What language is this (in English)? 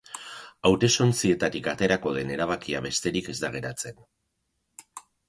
Basque